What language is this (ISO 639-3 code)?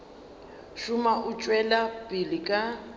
nso